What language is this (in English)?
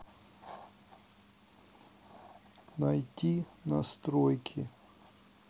Russian